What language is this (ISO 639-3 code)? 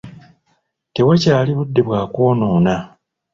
lug